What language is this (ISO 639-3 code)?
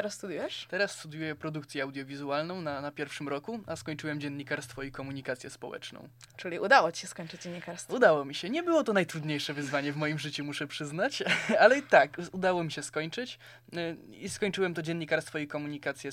pol